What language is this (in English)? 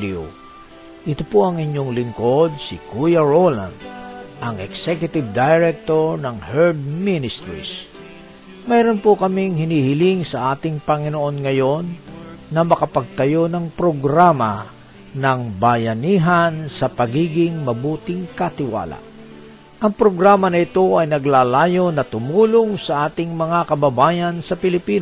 Filipino